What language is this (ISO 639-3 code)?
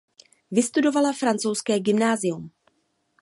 ces